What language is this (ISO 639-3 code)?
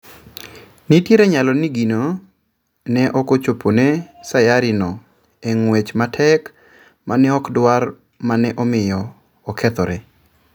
luo